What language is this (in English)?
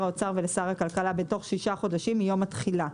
Hebrew